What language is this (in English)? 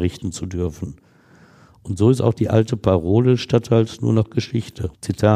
German